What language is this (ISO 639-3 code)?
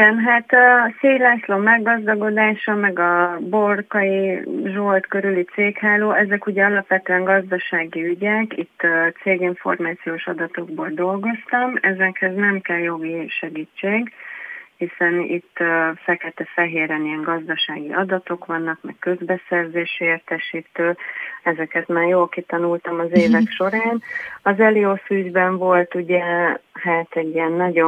hun